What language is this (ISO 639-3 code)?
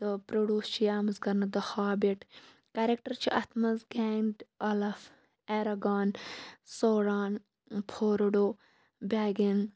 kas